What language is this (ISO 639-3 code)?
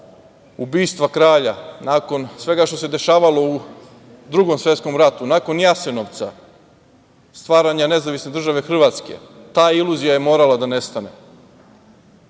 srp